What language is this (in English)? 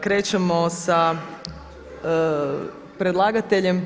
Croatian